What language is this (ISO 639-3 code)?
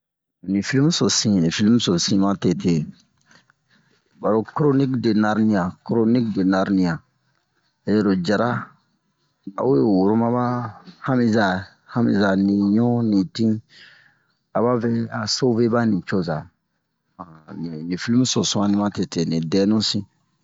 bmq